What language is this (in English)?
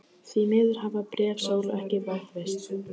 Icelandic